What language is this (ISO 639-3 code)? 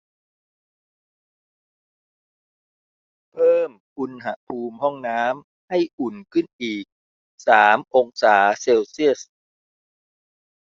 tha